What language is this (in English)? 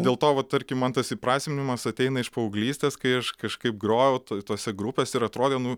Lithuanian